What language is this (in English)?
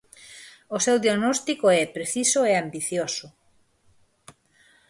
Galician